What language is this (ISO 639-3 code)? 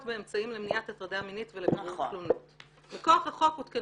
heb